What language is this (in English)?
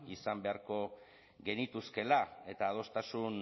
Basque